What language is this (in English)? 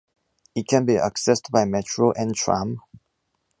English